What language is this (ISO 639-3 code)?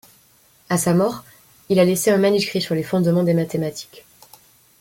fra